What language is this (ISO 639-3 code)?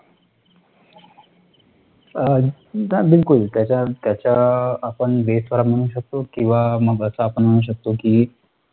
mar